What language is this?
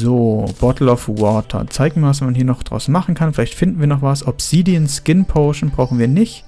German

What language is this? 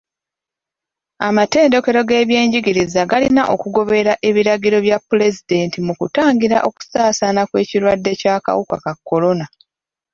Ganda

